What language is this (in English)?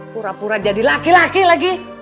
Indonesian